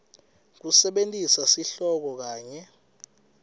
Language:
Swati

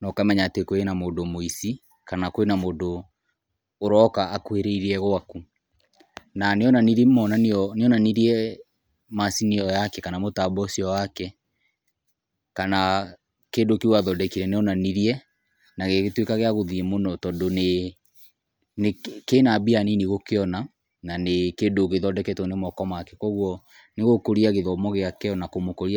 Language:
Kikuyu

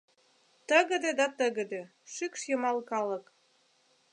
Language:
Mari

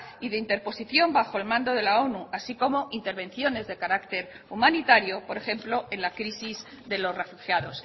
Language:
Spanish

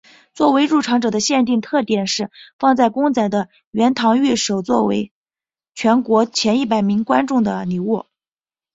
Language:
Chinese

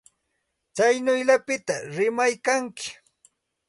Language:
Santa Ana de Tusi Pasco Quechua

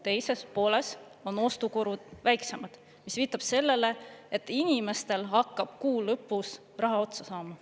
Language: Estonian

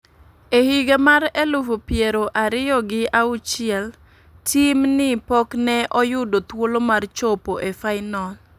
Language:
Luo (Kenya and Tanzania)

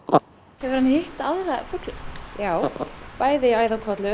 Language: Icelandic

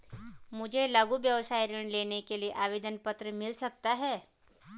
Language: Hindi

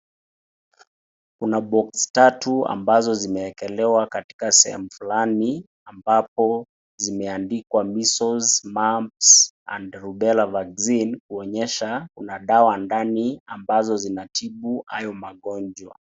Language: Swahili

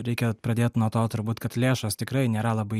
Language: Lithuanian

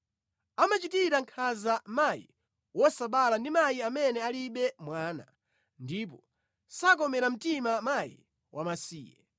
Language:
Nyanja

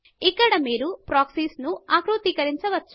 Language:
Telugu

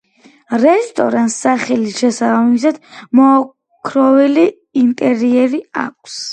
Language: Georgian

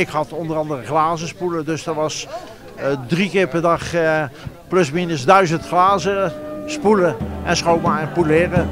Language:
Dutch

